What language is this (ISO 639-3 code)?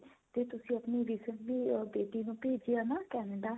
pan